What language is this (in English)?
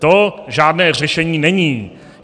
Czech